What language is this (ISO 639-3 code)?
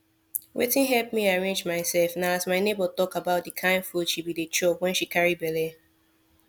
pcm